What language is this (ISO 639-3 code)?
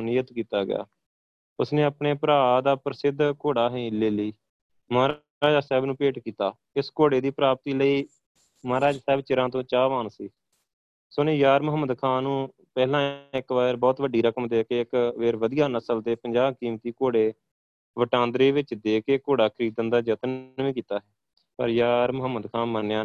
pan